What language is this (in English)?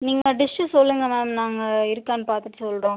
Tamil